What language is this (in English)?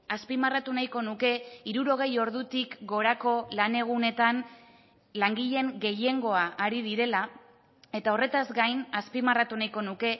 Basque